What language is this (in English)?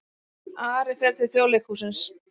Icelandic